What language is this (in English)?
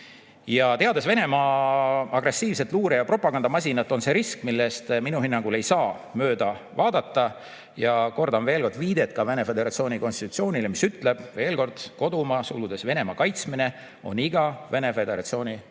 Estonian